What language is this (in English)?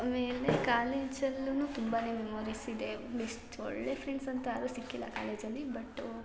Kannada